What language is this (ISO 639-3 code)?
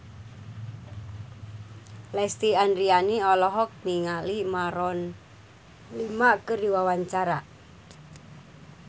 sun